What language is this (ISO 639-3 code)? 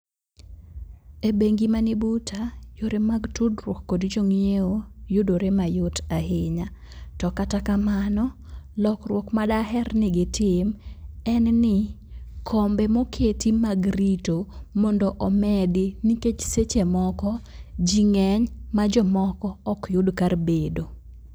luo